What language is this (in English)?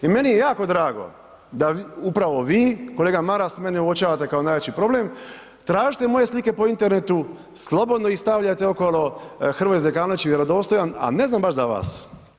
Croatian